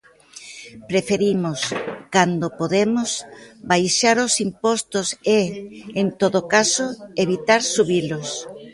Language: Galician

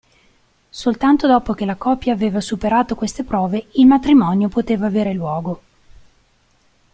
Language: Italian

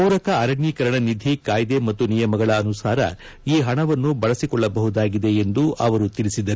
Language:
Kannada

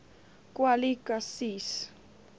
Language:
Afrikaans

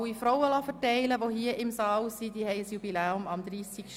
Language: Swiss German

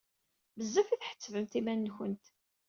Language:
Kabyle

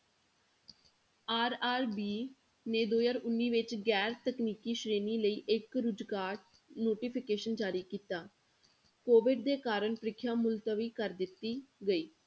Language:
Punjabi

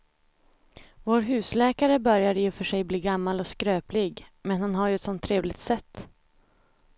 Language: Swedish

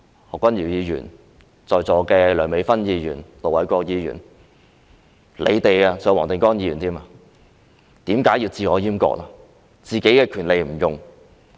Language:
Cantonese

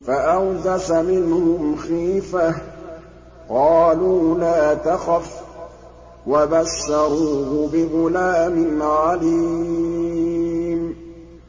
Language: Arabic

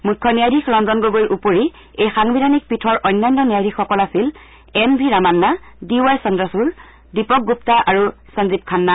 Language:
Assamese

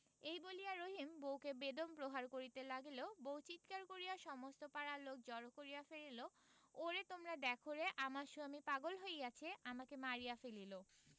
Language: Bangla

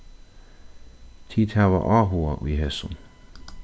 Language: Faroese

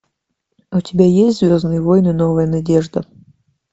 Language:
Russian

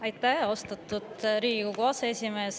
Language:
Estonian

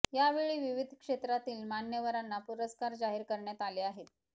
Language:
Marathi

